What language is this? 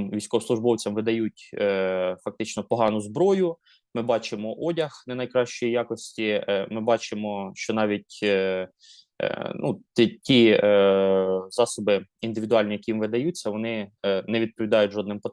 Ukrainian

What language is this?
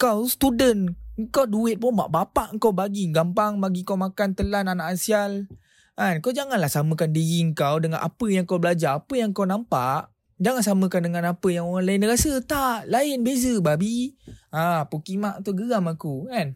Malay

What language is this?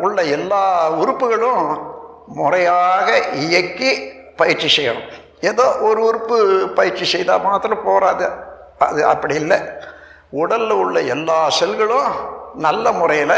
Tamil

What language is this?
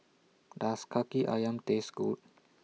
English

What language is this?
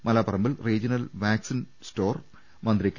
Malayalam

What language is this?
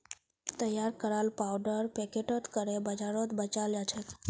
Magahi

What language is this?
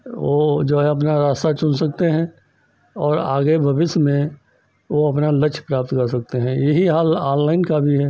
Hindi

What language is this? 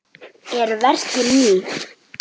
Icelandic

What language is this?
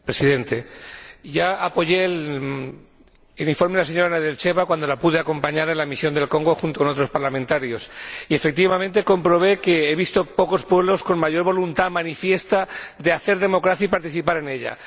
Spanish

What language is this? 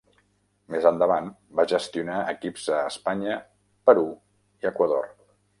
Catalan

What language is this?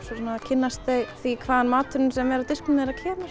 Icelandic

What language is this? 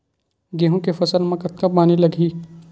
Chhattisgarhi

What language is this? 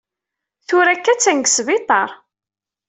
Kabyle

